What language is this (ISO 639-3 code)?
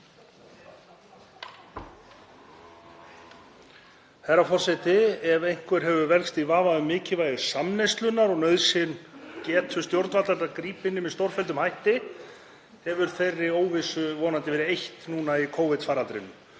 isl